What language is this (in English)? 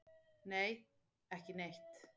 Icelandic